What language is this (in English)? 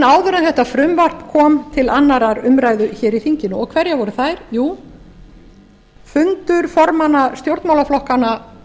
Icelandic